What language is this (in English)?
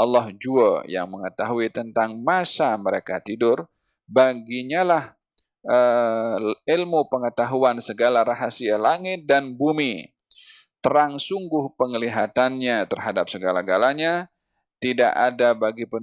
Malay